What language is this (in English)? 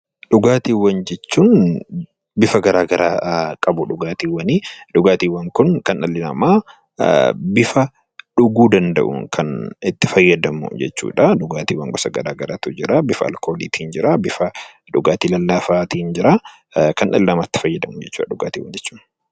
Oromo